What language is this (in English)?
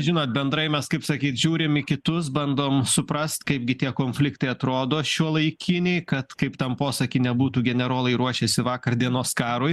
Lithuanian